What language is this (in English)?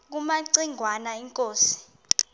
Xhosa